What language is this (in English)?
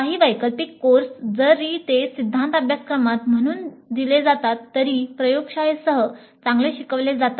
Marathi